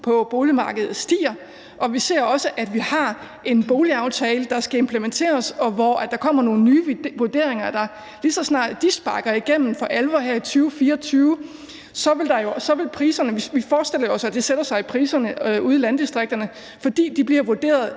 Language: Danish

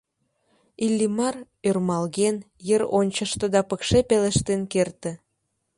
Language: Mari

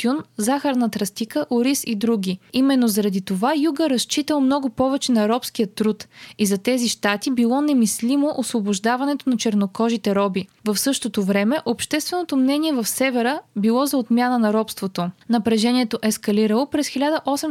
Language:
Bulgarian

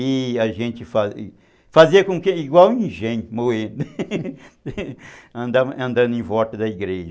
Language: Portuguese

